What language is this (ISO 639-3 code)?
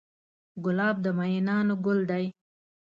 pus